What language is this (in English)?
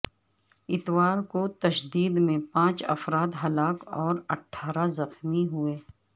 Urdu